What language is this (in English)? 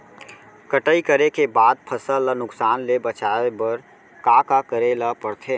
Chhattisgarhi